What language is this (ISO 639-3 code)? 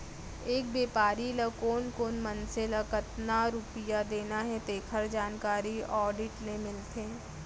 hne